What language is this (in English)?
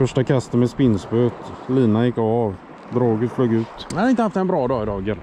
Swedish